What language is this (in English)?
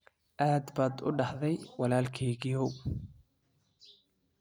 Somali